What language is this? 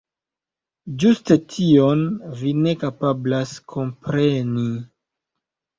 Esperanto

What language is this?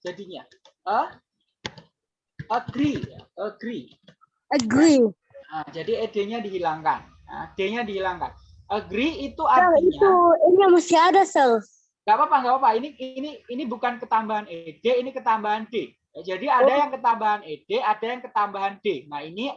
Indonesian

